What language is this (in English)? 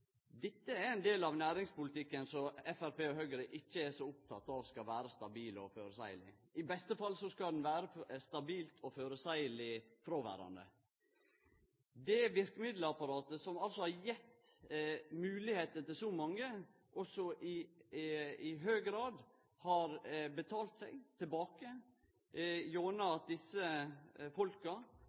Norwegian Nynorsk